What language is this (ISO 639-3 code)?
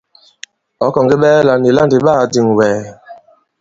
abb